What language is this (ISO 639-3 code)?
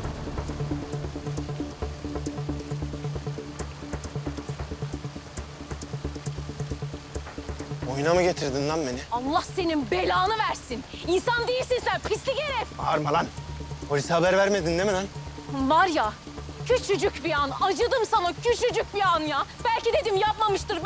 tur